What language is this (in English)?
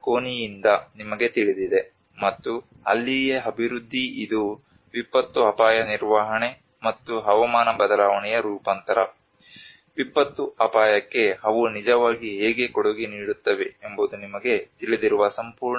Kannada